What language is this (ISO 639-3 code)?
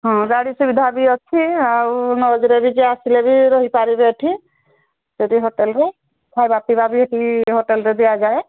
ori